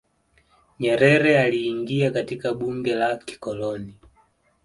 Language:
Swahili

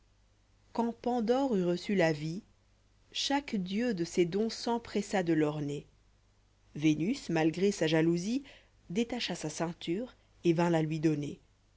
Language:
French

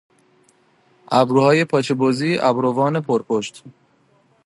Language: Persian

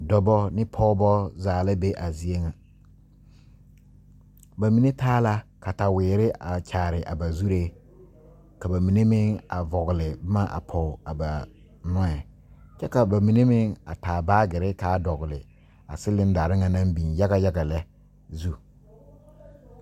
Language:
Southern Dagaare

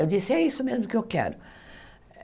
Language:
Portuguese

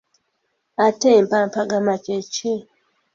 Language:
Ganda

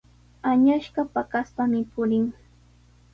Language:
Sihuas Ancash Quechua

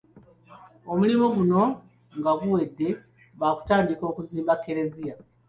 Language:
Ganda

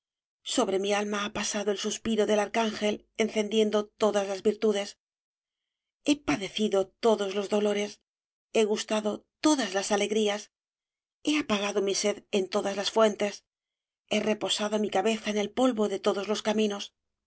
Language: Spanish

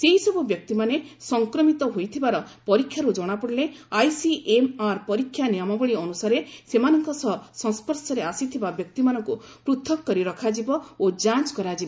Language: Odia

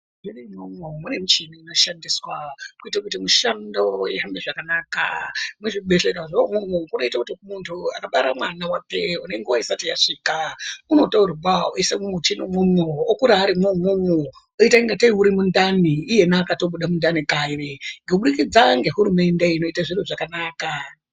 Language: Ndau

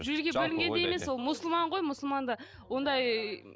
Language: Kazakh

